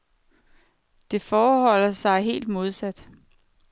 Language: Danish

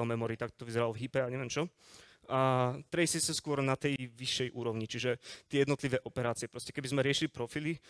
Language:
Slovak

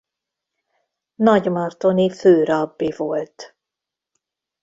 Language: Hungarian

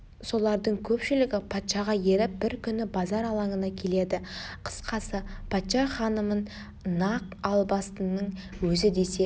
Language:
Kazakh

